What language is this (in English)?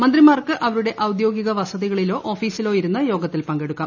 Malayalam